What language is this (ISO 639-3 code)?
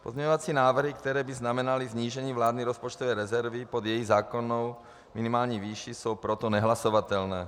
ces